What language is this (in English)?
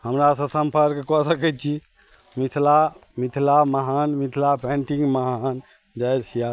Maithili